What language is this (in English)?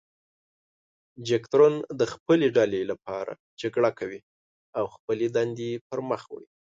Pashto